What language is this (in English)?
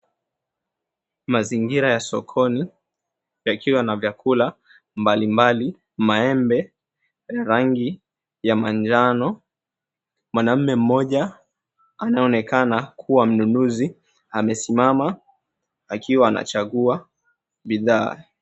Swahili